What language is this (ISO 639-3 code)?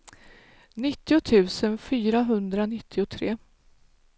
swe